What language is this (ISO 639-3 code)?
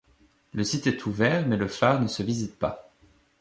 fra